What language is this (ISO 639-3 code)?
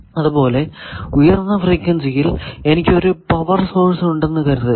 mal